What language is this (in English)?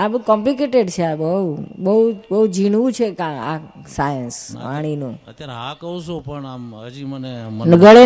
Gujarati